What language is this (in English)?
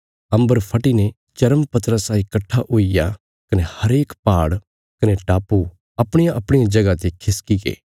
Bilaspuri